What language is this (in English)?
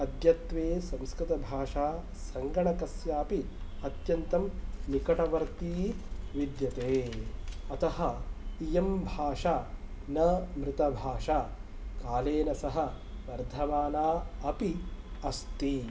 Sanskrit